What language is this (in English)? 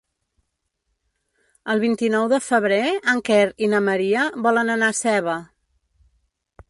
Catalan